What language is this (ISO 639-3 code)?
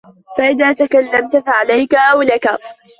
ara